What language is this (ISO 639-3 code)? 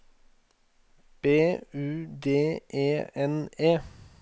nor